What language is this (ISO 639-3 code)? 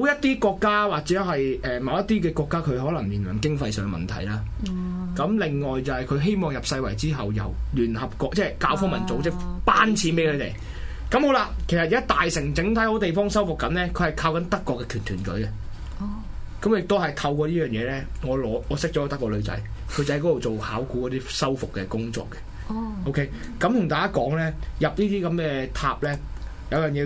zho